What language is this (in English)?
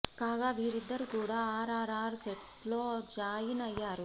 Telugu